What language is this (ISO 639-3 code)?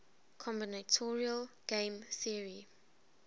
eng